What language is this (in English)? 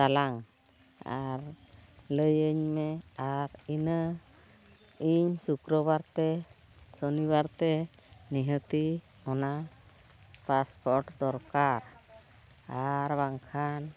Santali